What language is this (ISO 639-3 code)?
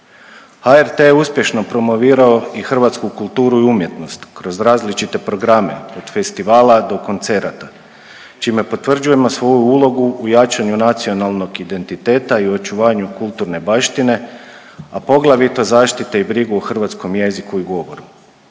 hrv